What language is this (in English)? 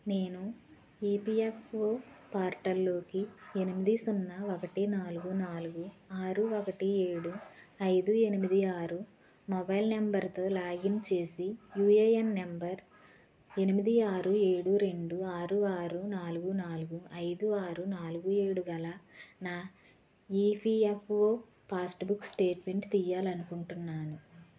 Telugu